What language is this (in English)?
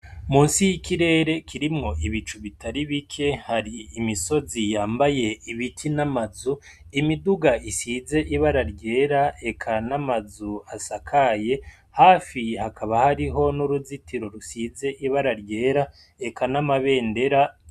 Rundi